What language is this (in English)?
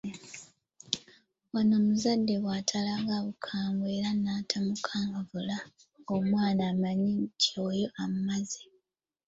Ganda